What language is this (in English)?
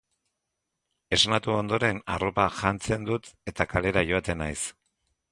Basque